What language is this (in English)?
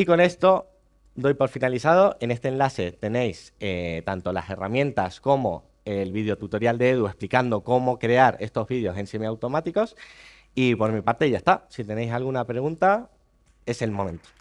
Spanish